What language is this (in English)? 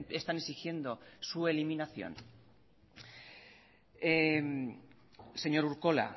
Spanish